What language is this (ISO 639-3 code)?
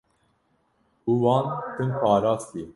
kur